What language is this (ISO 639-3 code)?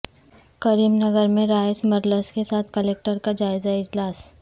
urd